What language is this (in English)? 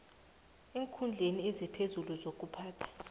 South Ndebele